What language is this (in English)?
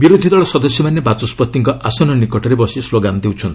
Odia